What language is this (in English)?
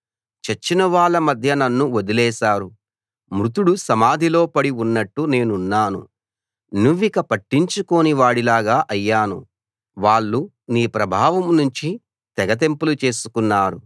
Telugu